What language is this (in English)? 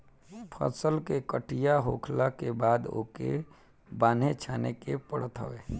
Bhojpuri